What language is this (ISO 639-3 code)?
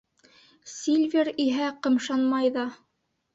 bak